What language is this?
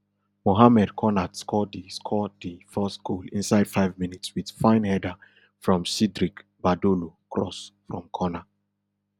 Nigerian Pidgin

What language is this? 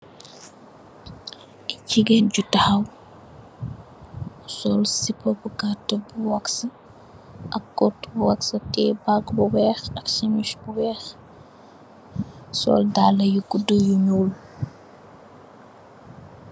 Wolof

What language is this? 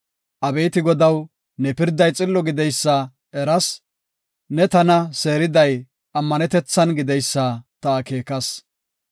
Gofa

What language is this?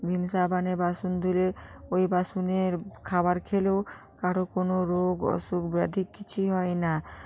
Bangla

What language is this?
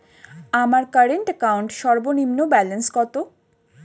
Bangla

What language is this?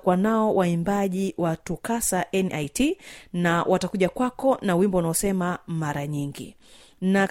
Swahili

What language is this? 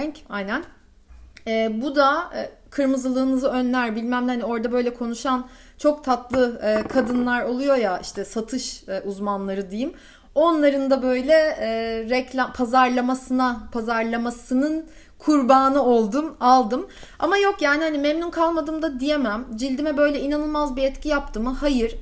Turkish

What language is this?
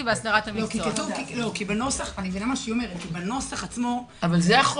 Hebrew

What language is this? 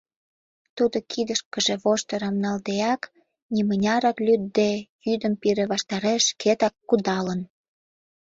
Mari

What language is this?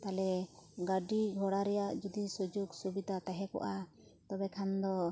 Santali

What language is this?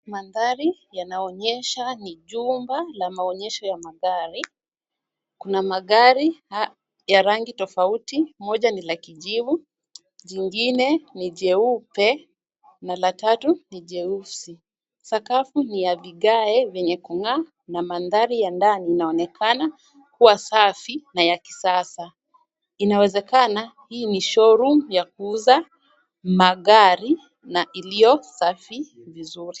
Swahili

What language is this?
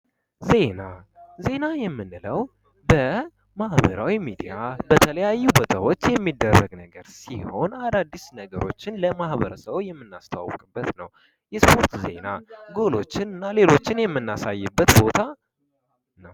Amharic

